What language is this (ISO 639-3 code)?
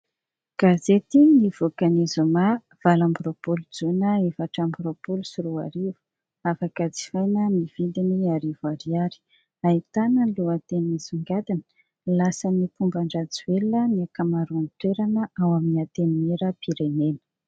mlg